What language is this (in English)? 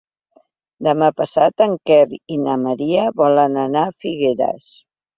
Catalan